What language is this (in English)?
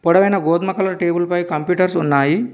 Telugu